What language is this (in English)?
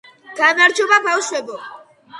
Georgian